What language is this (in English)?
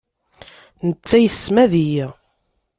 Kabyle